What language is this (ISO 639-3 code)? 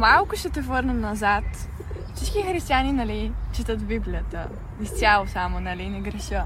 bul